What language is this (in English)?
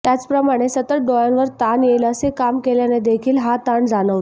Marathi